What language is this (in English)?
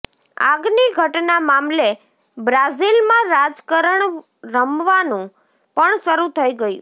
Gujarati